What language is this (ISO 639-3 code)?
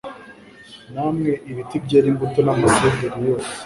kin